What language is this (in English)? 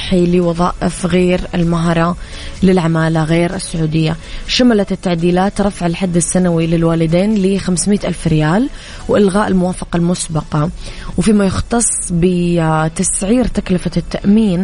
Arabic